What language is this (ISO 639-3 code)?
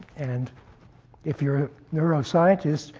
eng